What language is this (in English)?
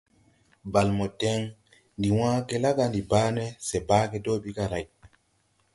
Tupuri